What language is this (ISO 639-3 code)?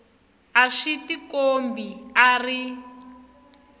tso